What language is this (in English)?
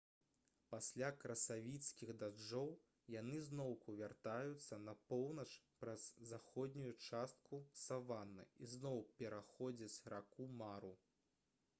Belarusian